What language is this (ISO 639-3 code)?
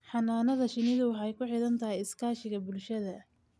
som